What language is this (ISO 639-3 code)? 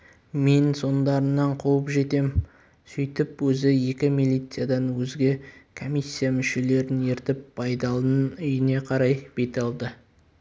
kaz